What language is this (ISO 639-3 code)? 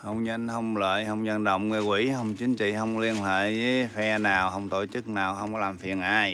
vie